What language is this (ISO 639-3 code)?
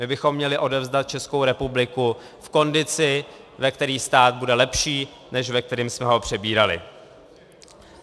ces